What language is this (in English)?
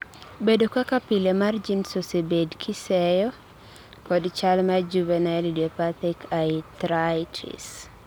Luo (Kenya and Tanzania)